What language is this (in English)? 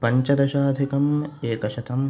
Sanskrit